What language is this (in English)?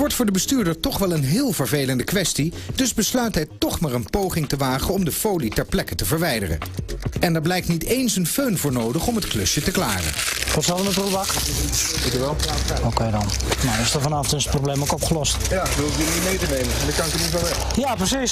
Dutch